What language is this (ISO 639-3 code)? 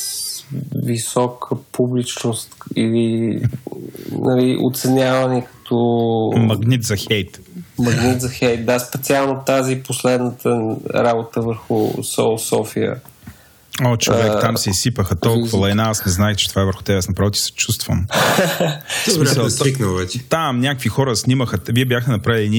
bul